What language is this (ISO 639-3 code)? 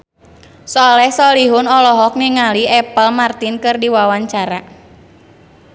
sun